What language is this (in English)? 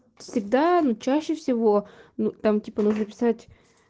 Russian